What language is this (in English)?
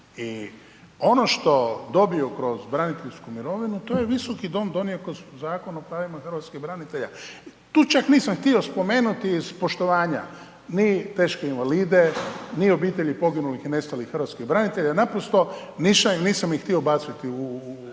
Croatian